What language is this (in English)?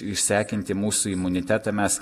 Lithuanian